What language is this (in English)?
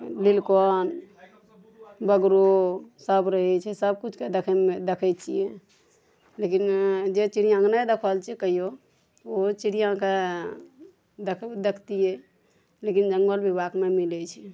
Maithili